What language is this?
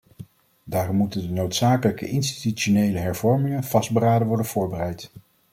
Dutch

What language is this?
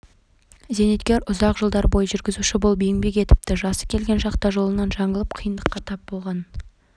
Kazakh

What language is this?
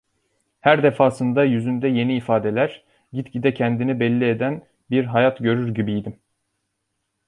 Turkish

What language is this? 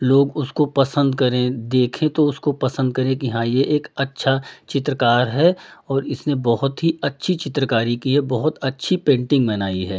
Hindi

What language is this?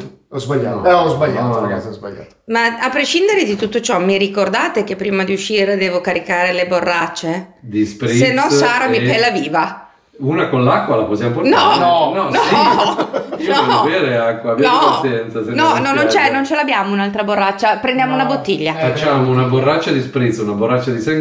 Italian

